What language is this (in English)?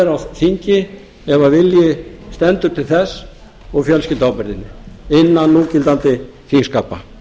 Icelandic